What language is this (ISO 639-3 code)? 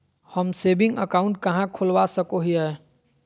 mag